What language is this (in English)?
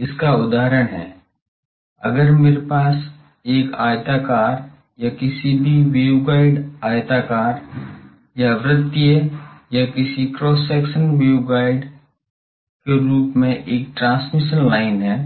Hindi